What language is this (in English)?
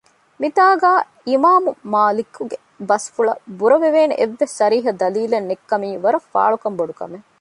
Divehi